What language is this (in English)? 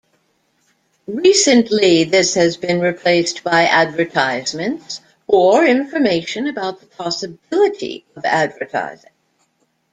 English